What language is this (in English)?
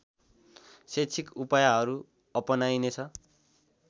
Nepali